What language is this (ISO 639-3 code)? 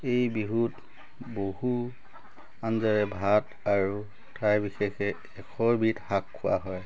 asm